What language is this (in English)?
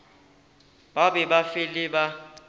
Northern Sotho